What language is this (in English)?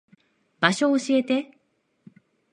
Japanese